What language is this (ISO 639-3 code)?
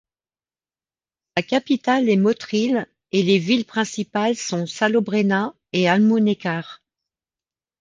fra